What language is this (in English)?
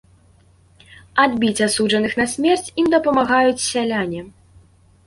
Belarusian